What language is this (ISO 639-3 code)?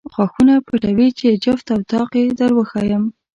pus